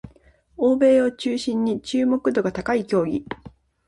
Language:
Japanese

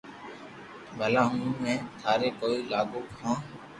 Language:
Loarki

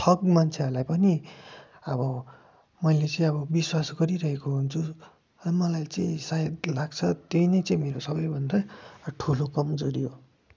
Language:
Nepali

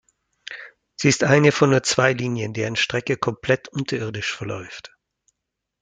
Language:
German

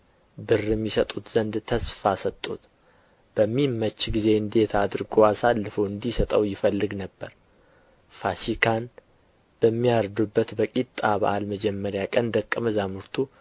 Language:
Amharic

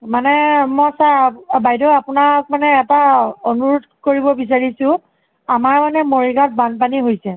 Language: Assamese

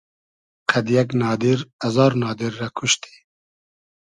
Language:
Hazaragi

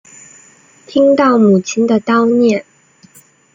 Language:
Chinese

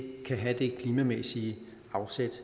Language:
Danish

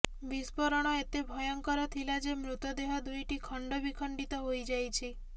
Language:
Odia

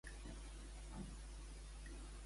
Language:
Catalan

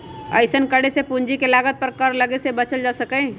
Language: Magahi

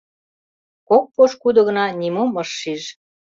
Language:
Mari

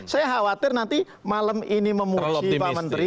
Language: Indonesian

